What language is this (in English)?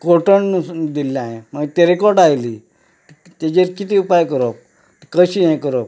Konkani